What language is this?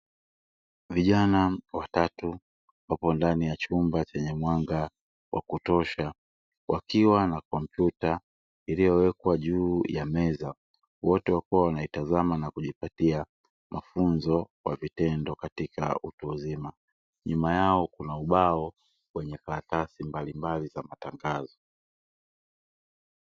Swahili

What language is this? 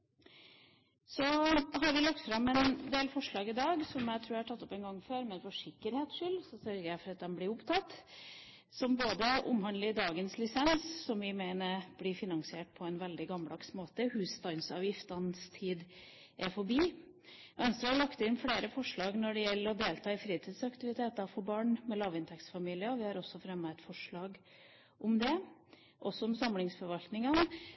Norwegian Bokmål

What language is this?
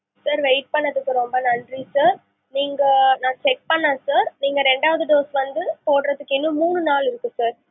Tamil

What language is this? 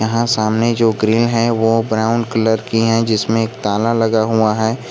Hindi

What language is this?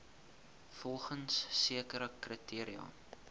Afrikaans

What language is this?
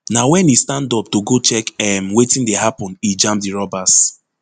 Nigerian Pidgin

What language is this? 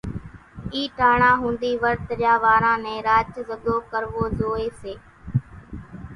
Kachi Koli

